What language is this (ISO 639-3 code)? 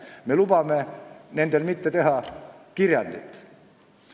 est